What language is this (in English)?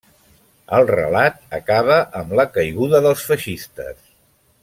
Catalan